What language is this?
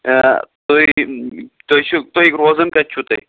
Kashmiri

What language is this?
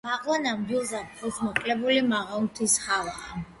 Georgian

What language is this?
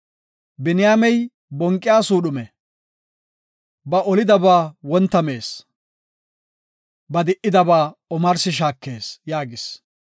Gofa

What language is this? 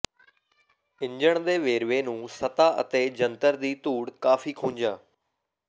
Punjabi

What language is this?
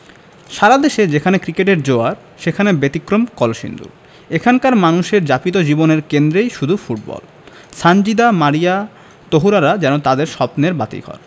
Bangla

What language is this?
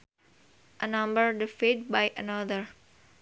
Sundanese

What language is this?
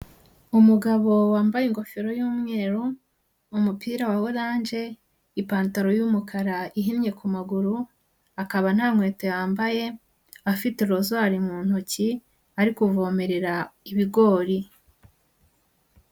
Kinyarwanda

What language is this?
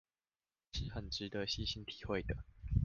Chinese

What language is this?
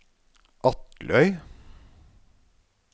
Norwegian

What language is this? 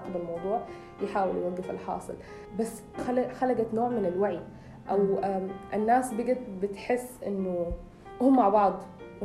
Arabic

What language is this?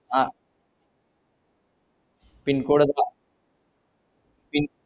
Malayalam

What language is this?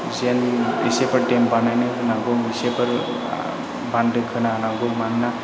Bodo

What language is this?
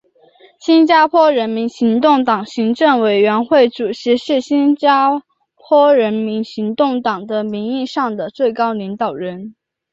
Chinese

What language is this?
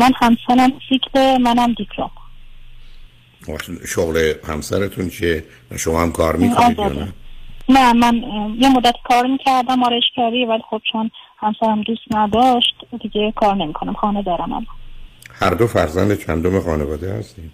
Persian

